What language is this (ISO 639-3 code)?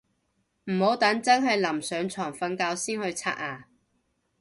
yue